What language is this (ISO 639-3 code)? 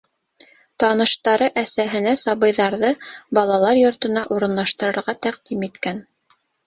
bak